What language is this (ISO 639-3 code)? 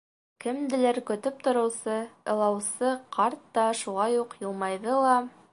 bak